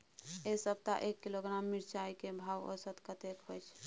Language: Maithili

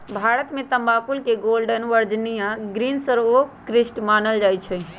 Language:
Magahi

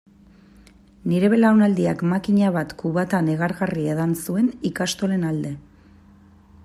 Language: Basque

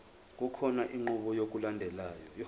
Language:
Zulu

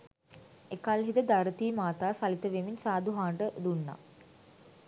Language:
Sinhala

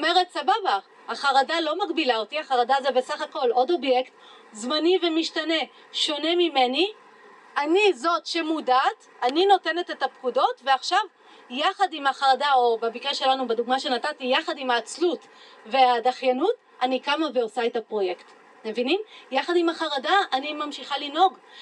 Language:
Hebrew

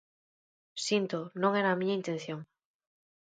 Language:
Galician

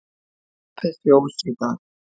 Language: Icelandic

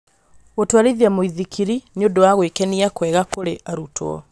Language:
Kikuyu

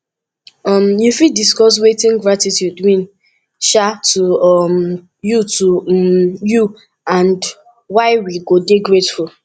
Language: Nigerian Pidgin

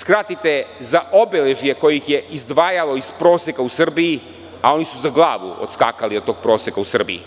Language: Serbian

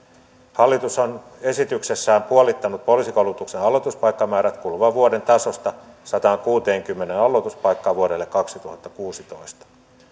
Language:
Finnish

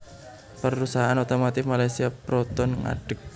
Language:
Javanese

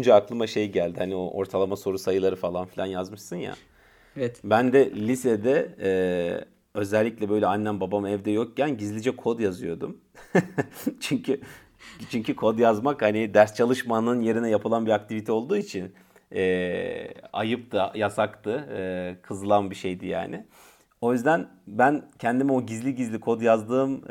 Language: Turkish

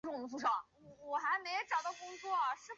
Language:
Chinese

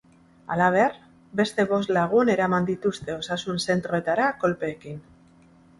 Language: Basque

